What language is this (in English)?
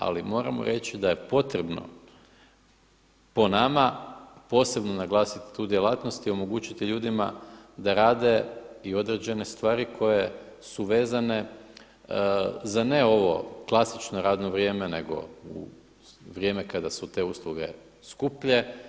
Croatian